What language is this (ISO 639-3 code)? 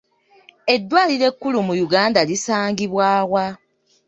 lug